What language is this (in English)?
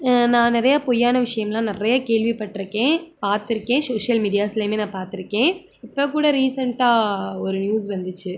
Tamil